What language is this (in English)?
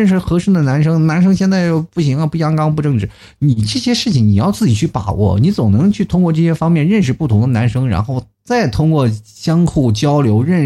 Chinese